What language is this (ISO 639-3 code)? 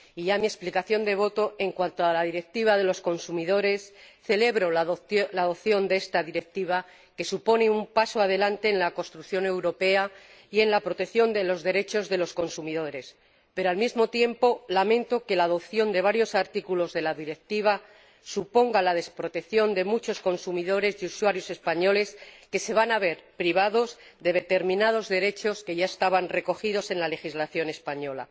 spa